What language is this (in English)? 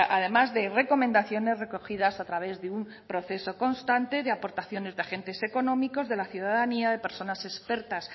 Spanish